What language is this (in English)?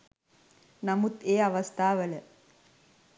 Sinhala